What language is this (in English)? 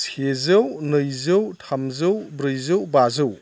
Bodo